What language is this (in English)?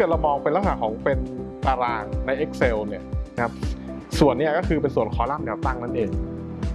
Thai